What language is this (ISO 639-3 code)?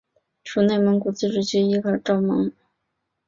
zho